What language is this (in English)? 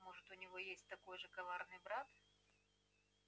Russian